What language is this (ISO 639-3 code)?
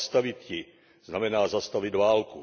ces